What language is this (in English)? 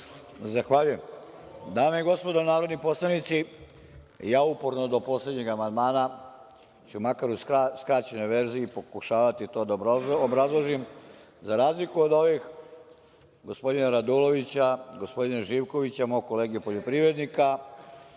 Serbian